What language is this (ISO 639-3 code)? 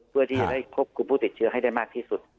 tha